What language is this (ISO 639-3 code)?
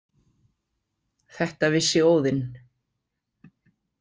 isl